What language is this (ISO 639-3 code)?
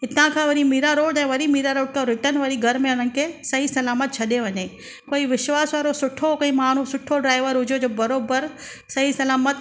snd